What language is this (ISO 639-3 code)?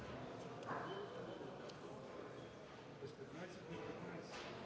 bul